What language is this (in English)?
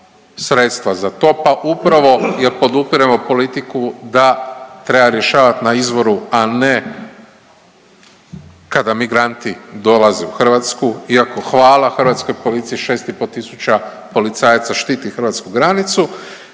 Croatian